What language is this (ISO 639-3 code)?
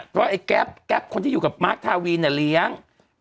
tha